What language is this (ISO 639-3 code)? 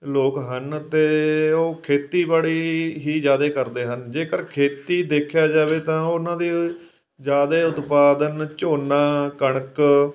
pan